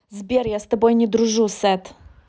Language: Russian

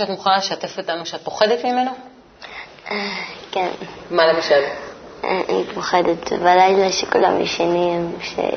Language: Hebrew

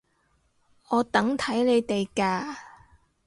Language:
Cantonese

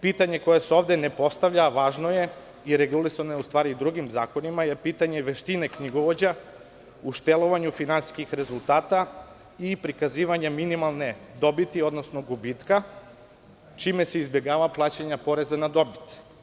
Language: Serbian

